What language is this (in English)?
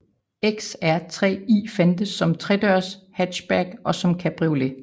Danish